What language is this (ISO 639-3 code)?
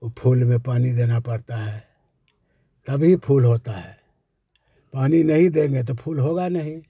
hin